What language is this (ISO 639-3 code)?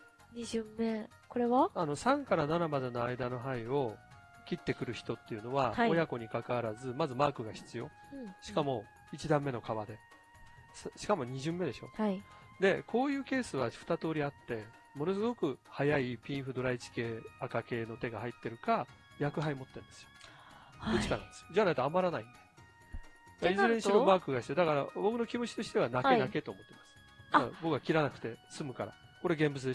jpn